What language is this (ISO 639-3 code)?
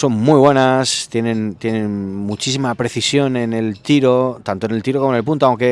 spa